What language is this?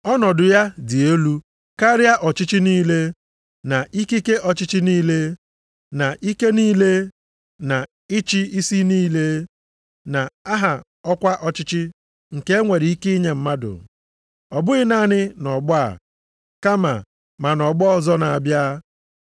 Igbo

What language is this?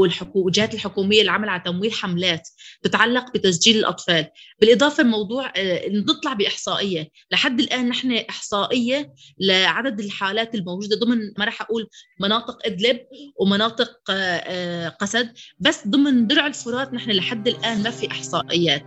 Arabic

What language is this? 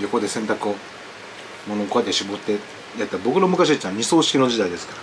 Japanese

